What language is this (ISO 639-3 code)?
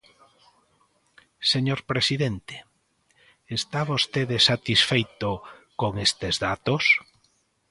glg